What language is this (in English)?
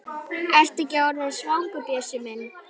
Icelandic